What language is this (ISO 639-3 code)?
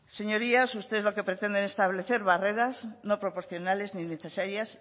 spa